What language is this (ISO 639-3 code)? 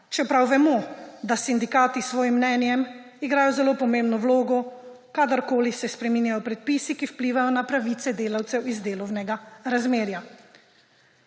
slv